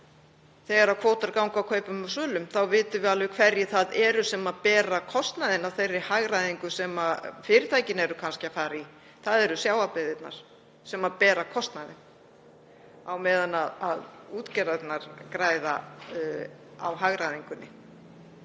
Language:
Icelandic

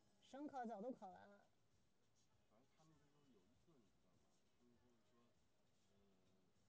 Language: Chinese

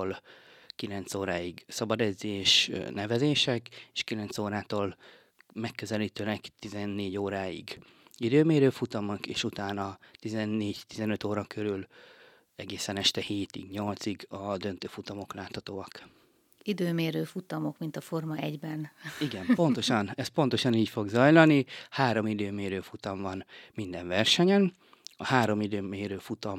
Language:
Hungarian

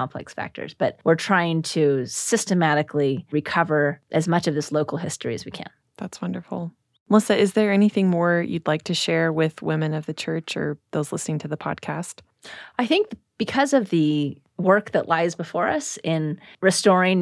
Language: English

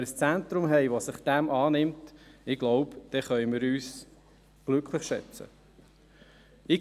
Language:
Swiss German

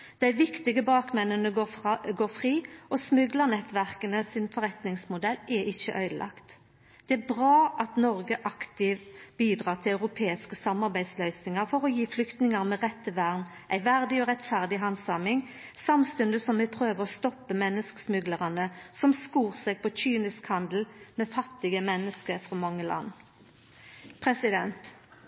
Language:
Norwegian Nynorsk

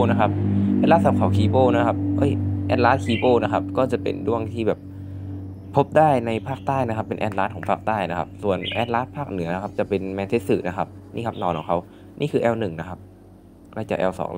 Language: Thai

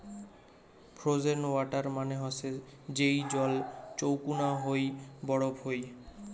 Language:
Bangla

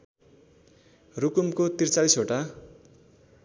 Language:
Nepali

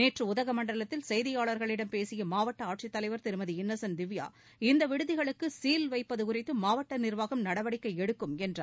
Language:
Tamil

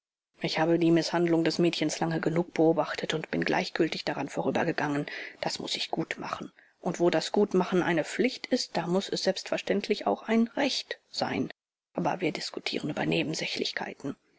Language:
German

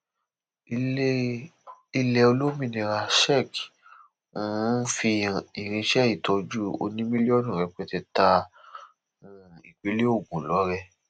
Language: Yoruba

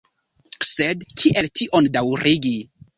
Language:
Esperanto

